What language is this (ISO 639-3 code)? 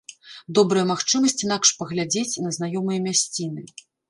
bel